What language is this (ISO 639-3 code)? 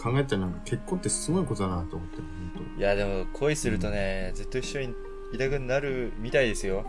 jpn